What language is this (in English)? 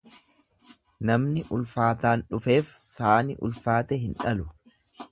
Oromo